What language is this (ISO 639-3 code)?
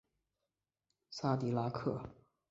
zho